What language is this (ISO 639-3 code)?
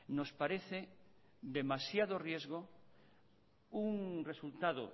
spa